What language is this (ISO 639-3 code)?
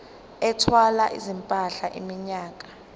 zul